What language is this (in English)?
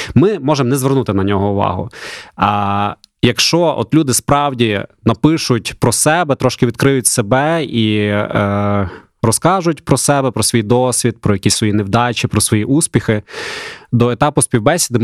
Ukrainian